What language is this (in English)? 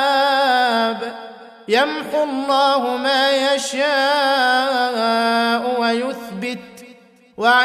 Arabic